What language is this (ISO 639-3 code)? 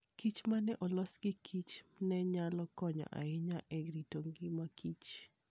luo